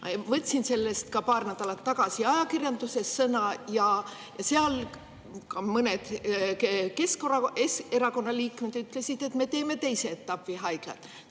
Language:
Estonian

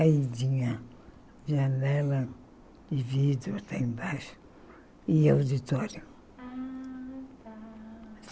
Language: Portuguese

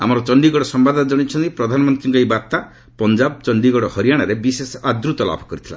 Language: Odia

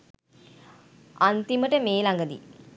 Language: Sinhala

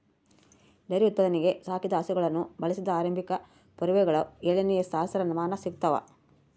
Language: Kannada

